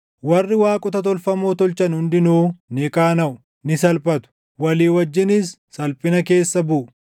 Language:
Oromo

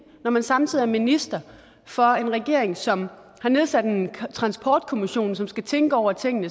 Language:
Danish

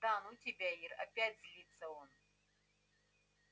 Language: Russian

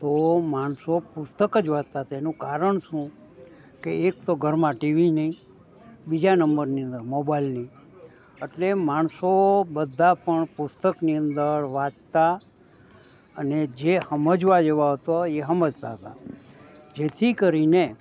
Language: Gujarati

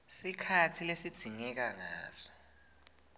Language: Swati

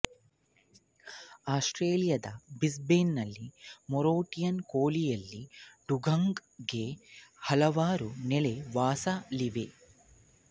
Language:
Kannada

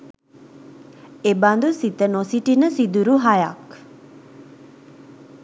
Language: Sinhala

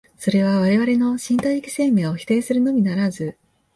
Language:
Japanese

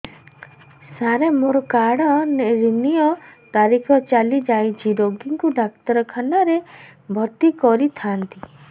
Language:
Odia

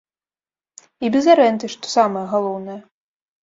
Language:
Belarusian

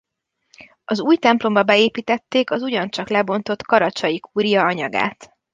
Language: Hungarian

